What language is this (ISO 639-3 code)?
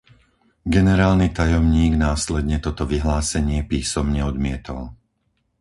slk